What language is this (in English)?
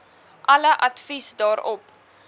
Afrikaans